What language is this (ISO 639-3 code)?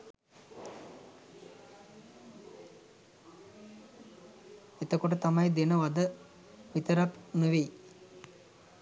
sin